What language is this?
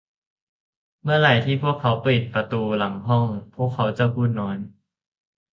Thai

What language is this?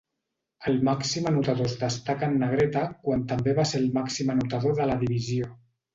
Catalan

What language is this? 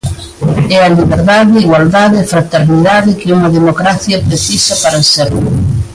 Galician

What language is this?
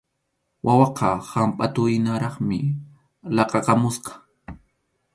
Arequipa-La Unión Quechua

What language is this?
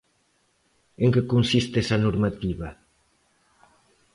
Galician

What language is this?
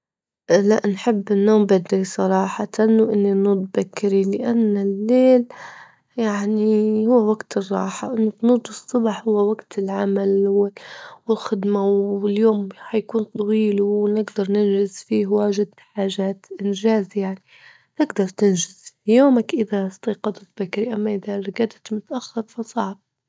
Libyan Arabic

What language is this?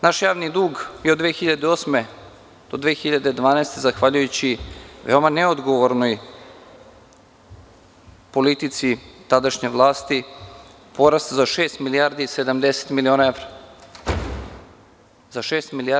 Serbian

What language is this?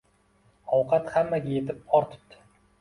Uzbek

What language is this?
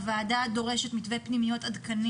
Hebrew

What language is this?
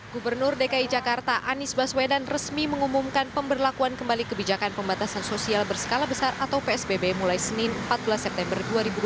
Indonesian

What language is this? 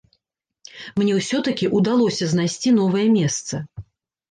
Belarusian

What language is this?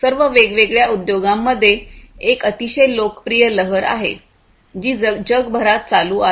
Marathi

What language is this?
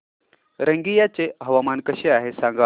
Marathi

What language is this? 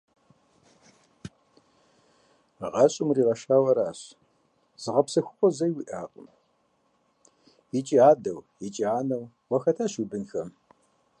Kabardian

